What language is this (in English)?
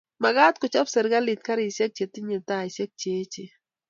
Kalenjin